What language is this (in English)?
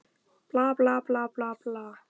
Icelandic